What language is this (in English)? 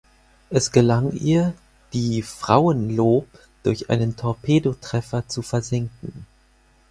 German